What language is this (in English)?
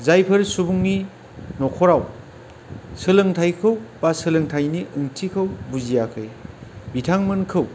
Bodo